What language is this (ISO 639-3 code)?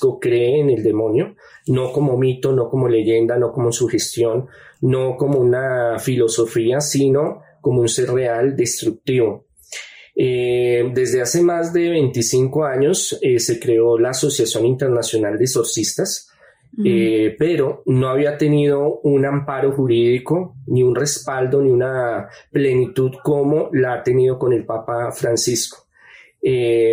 spa